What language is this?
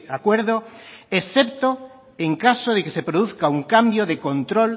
Spanish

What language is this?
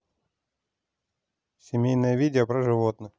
Russian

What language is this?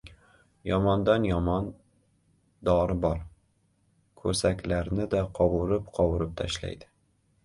Uzbek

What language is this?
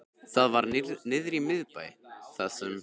Icelandic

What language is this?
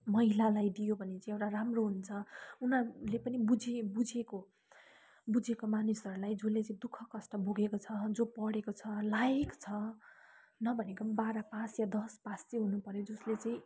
Nepali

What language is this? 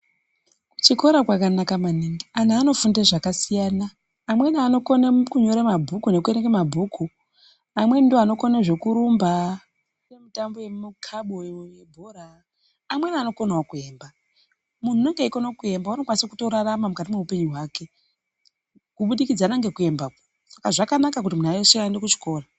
Ndau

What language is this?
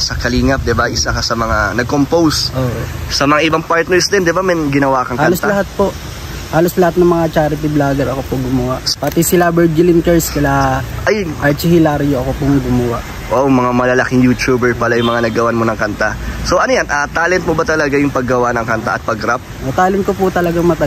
Filipino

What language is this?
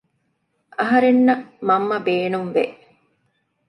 Divehi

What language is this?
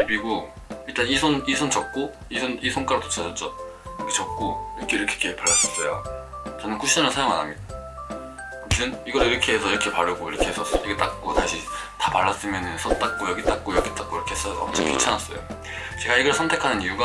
Korean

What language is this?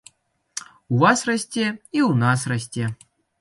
Belarusian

